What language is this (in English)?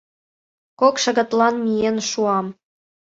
Mari